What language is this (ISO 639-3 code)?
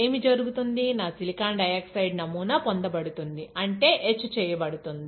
tel